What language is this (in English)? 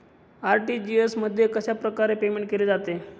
Marathi